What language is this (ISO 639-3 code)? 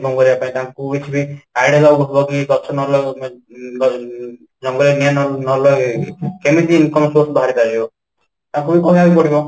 ori